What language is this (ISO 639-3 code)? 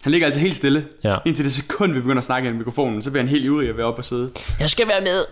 dan